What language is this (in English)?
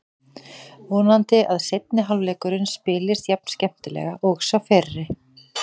Icelandic